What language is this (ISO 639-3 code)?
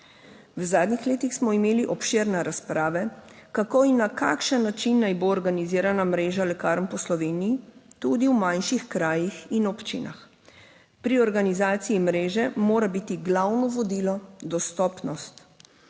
slv